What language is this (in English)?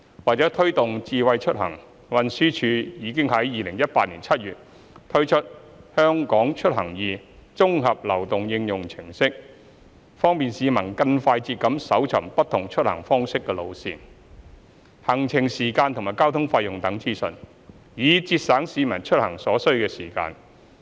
Cantonese